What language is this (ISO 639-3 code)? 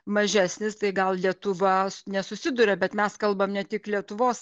lit